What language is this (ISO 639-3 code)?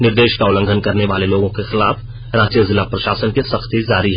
hin